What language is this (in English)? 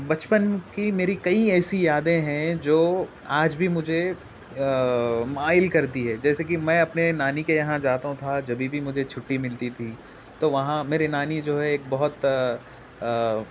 Urdu